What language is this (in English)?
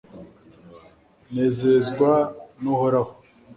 Kinyarwanda